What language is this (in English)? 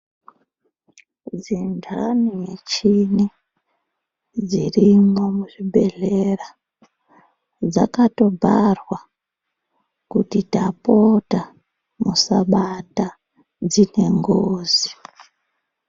Ndau